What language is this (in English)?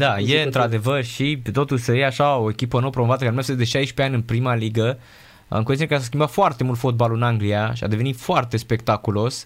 Romanian